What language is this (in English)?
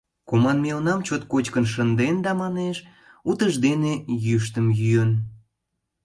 Mari